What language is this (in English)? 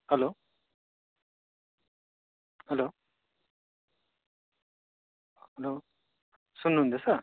Nepali